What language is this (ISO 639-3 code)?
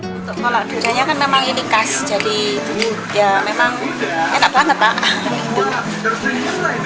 ind